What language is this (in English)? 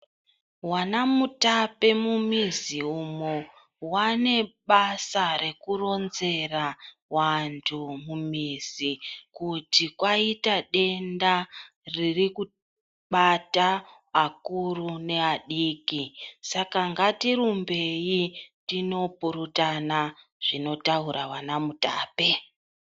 Ndau